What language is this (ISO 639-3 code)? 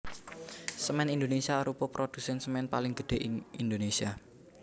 jav